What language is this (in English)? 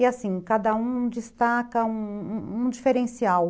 Portuguese